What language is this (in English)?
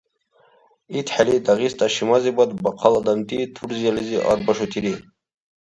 Dargwa